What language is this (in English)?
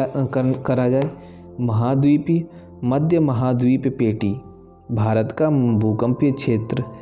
Hindi